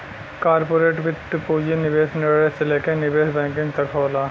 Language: Bhojpuri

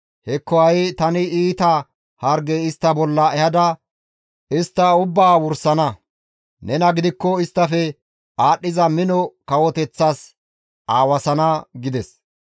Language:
Gamo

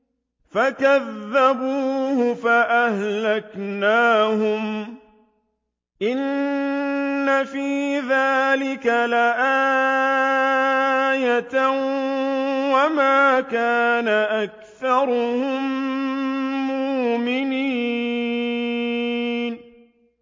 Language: Arabic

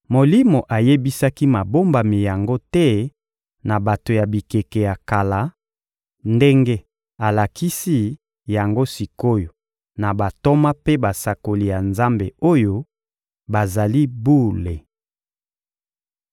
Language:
Lingala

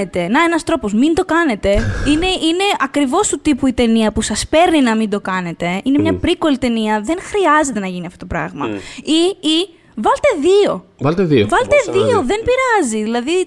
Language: Greek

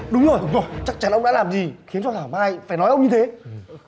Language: Vietnamese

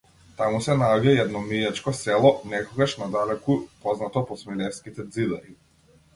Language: Macedonian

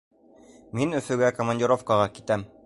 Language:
Bashkir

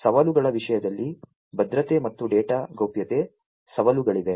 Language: Kannada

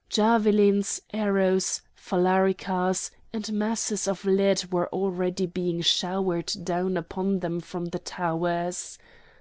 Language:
English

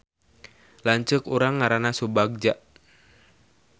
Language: Sundanese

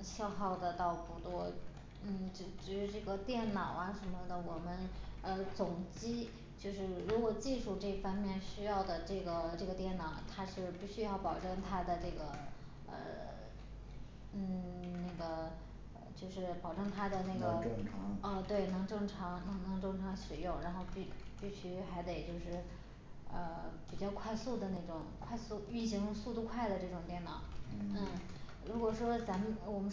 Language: Chinese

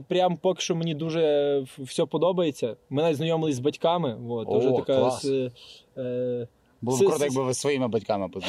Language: Ukrainian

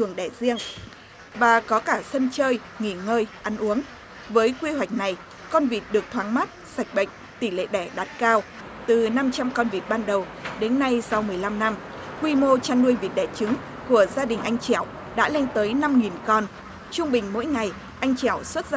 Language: Vietnamese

